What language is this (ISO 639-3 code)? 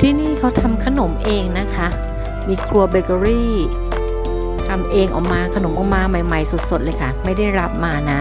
tha